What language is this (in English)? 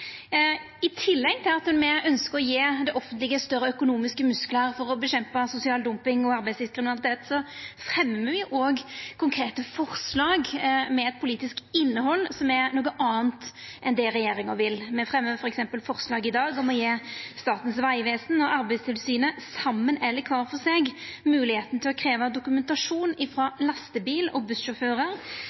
Norwegian Nynorsk